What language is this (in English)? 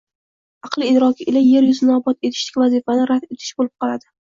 Uzbek